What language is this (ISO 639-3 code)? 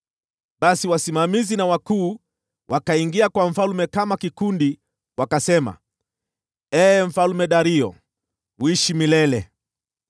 swa